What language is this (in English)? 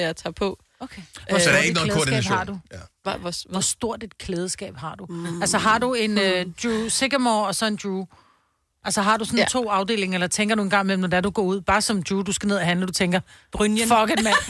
Danish